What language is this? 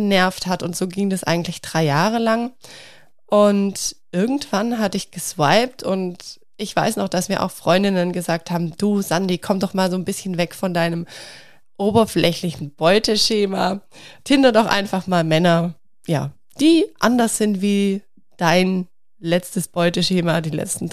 German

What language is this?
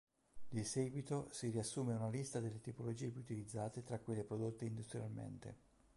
Italian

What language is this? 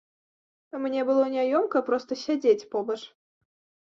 Belarusian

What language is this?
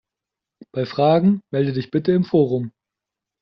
German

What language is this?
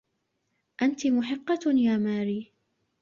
Arabic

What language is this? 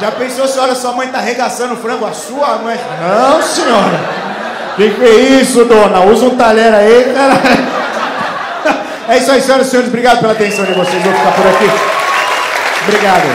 Portuguese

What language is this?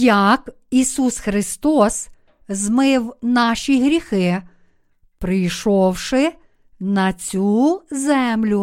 Ukrainian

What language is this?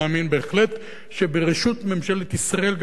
Hebrew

